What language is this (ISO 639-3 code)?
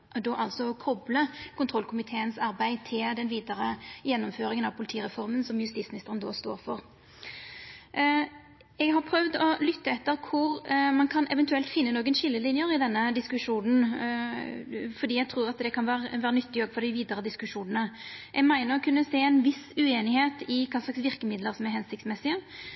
nno